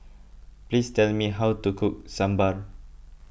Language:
English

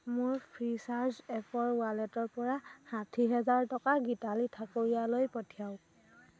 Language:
Assamese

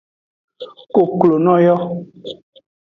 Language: Aja (Benin)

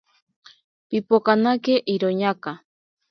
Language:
Ashéninka Perené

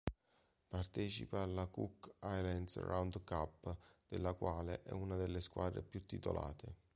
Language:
Italian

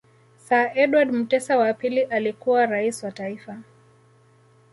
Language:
Swahili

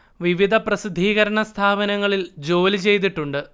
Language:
Malayalam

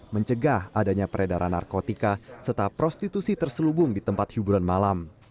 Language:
Indonesian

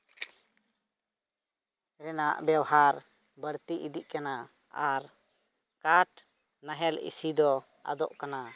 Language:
Santali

